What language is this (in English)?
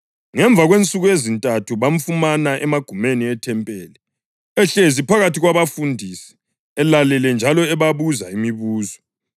North Ndebele